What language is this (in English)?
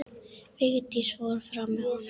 Icelandic